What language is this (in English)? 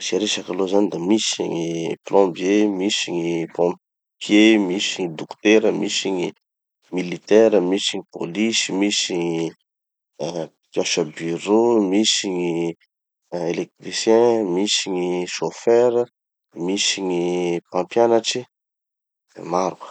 Tanosy Malagasy